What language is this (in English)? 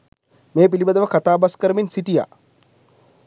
Sinhala